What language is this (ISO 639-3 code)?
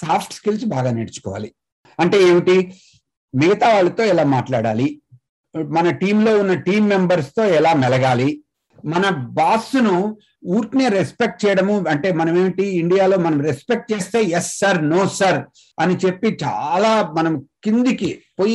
tel